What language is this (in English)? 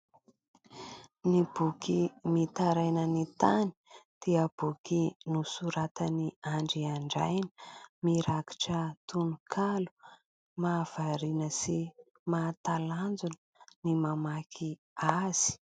Malagasy